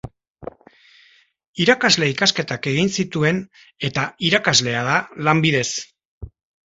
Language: Basque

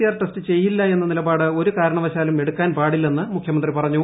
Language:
Malayalam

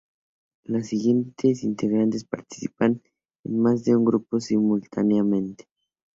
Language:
Spanish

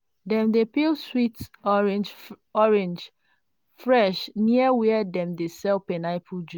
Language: Nigerian Pidgin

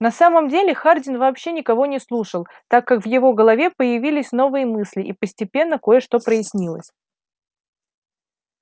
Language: Russian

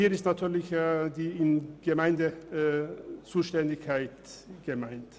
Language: Swiss German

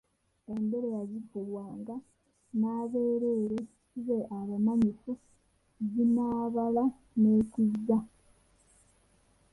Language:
Ganda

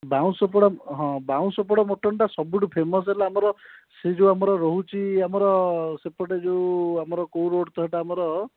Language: Odia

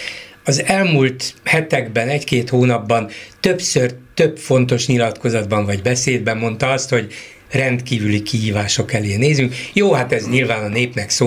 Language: Hungarian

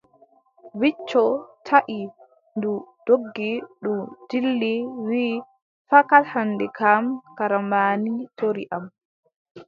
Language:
Adamawa Fulfulde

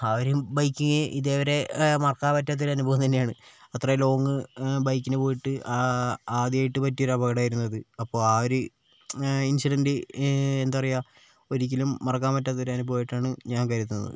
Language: Malayalam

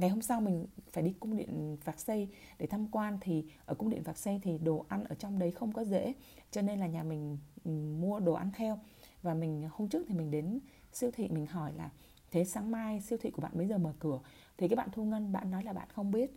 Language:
Vietnamese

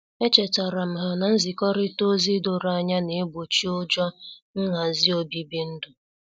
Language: Igbo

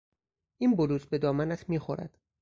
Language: Persian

